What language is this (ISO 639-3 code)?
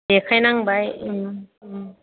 brx